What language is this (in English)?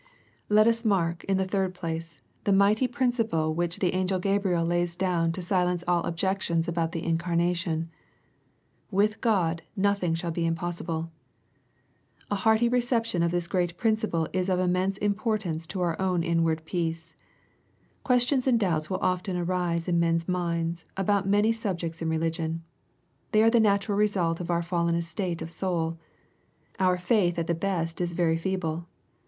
English